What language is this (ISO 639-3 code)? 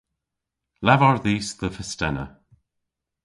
cor